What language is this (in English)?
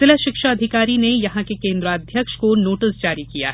Hindi